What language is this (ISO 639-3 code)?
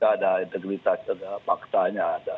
ind